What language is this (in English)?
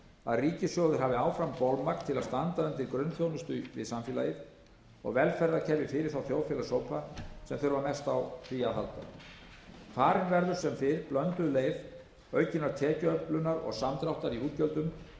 Icelandic